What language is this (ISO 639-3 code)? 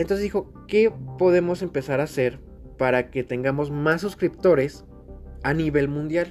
spa